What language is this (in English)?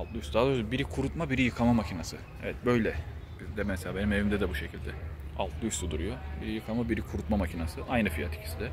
Turkish